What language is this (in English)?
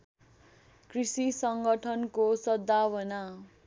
Nepali